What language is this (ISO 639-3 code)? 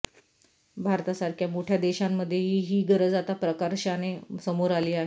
mar